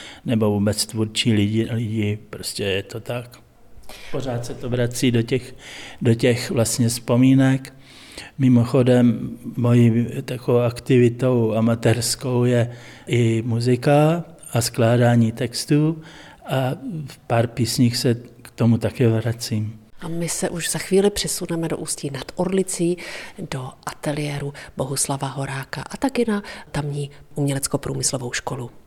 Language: Czech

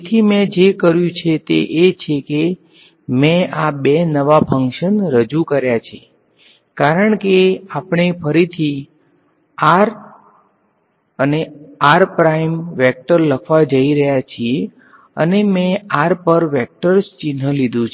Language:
Gujarati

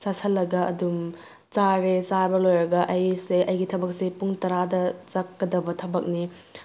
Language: Manipuri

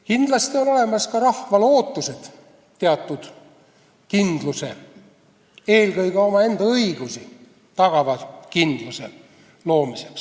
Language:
Estonian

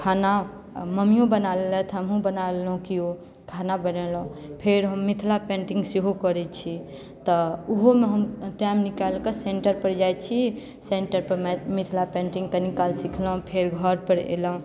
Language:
Maithili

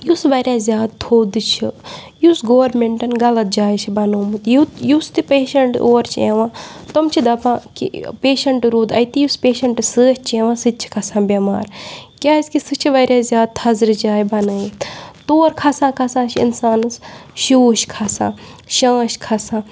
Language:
Kashmiri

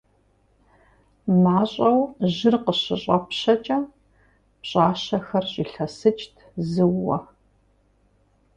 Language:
Kabardian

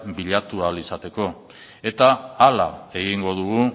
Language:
Basque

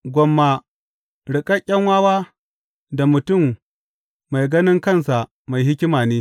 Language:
Hausa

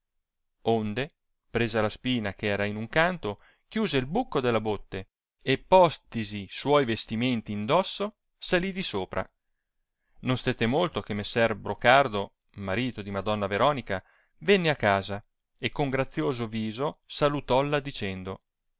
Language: Italian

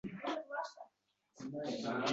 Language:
Uzbek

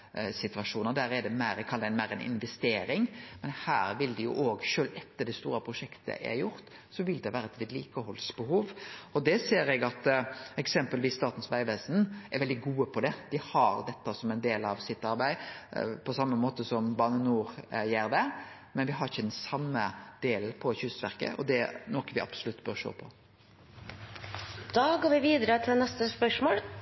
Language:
Norwegian Nynorsk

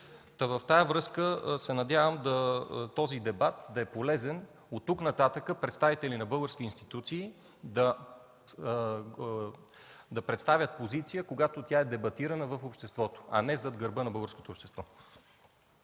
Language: Bulgarian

